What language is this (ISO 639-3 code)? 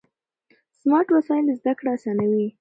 pus